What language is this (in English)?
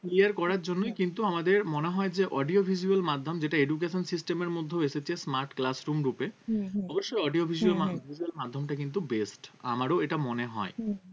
Bangla